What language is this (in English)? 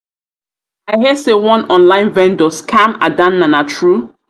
Nigerian Pidgin